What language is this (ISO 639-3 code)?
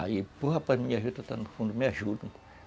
por